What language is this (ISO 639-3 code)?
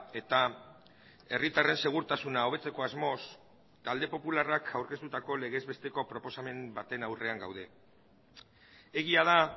eus